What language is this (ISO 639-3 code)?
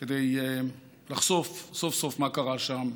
heb